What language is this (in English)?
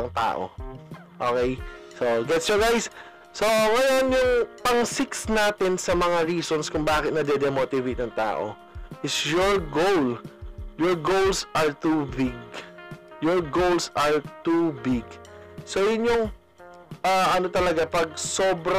Filipino